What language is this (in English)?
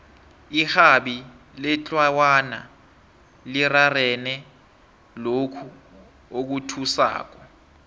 South Ndebele